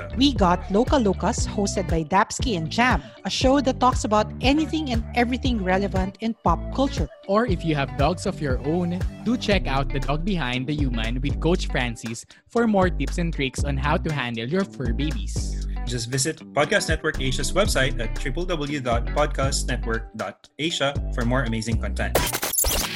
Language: Filipino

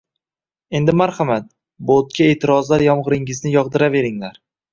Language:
Uzbek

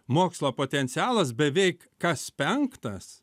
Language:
Lithuanian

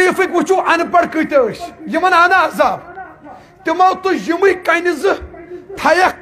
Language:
Arabic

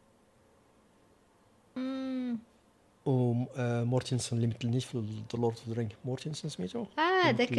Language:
Arabic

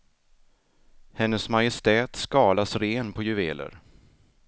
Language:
Swedish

